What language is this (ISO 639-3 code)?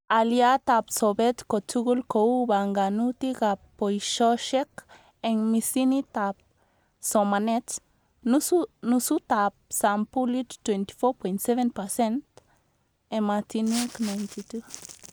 kln